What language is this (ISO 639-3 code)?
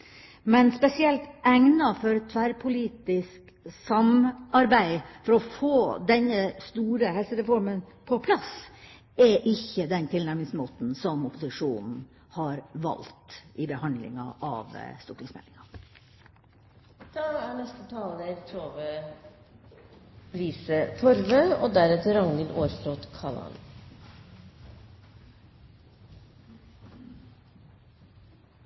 nob